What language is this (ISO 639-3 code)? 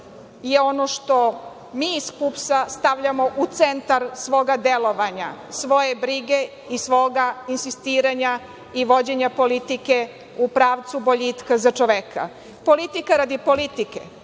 srp